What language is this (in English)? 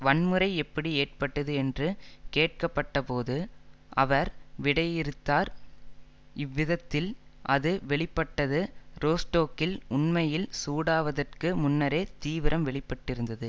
Tamil